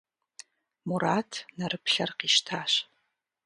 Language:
Kabardian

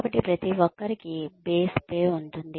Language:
Telugu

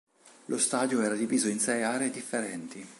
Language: Italian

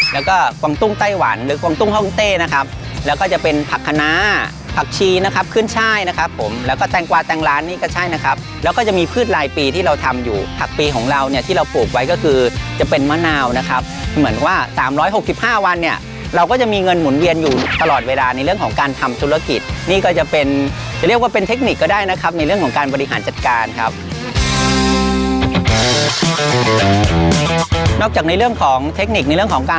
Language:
Thai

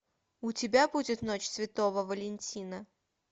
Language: Russian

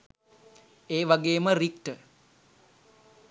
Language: Sinhala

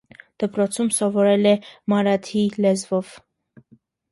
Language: Armenian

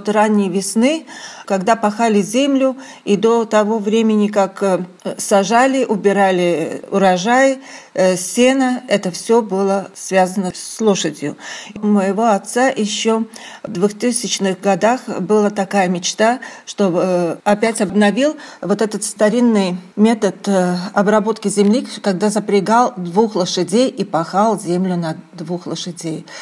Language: Russian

